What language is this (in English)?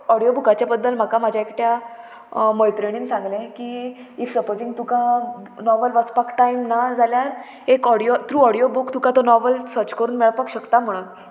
Konkani